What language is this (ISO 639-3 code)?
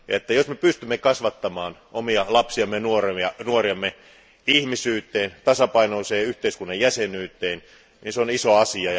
fin